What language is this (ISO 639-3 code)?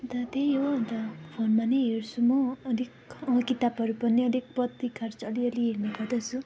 nep